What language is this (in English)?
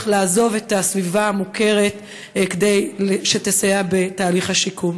Hebrew